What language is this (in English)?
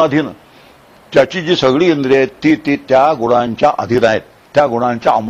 Marathi